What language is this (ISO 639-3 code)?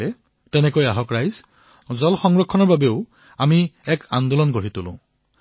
asm